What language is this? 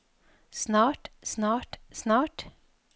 Norwegian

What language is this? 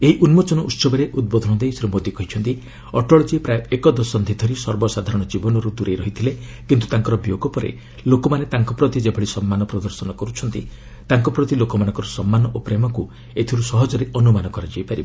Odia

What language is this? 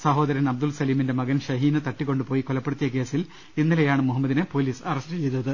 Malayalam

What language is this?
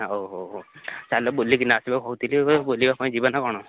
Odia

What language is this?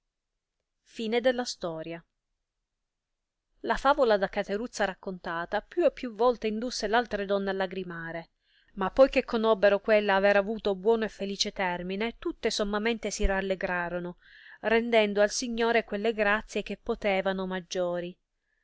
Italian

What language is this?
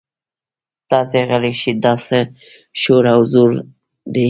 Pashto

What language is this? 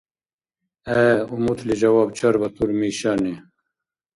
Dargwa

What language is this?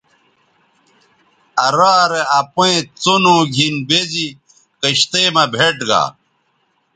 Bateri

